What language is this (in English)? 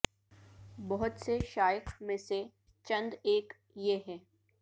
Urdu